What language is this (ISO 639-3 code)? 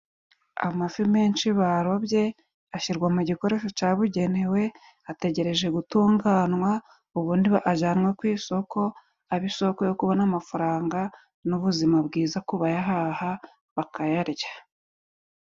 kin